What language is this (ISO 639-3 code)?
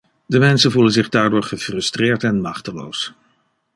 nld